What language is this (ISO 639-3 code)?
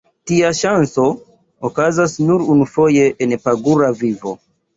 epo